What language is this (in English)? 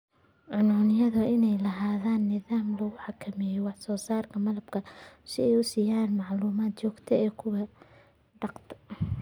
Somali